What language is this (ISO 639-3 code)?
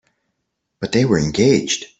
eng